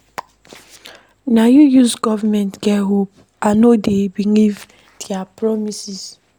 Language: Nigerian Pidgin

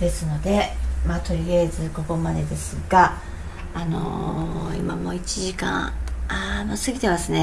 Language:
Japanese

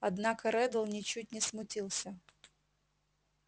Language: Russian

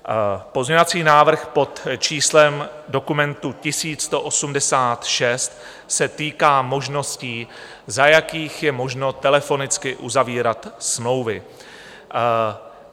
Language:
Czech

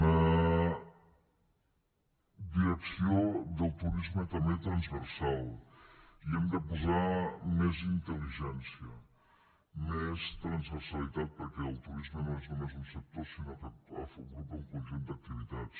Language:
Catalan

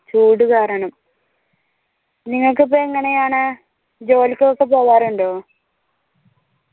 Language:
Malayalam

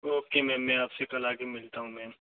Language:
Hindi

